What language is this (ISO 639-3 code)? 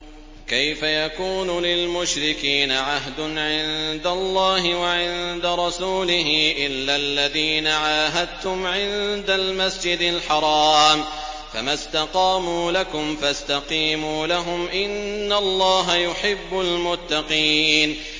ara